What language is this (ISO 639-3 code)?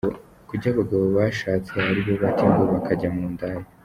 kin